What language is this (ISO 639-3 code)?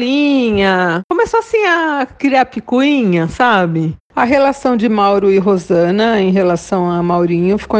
por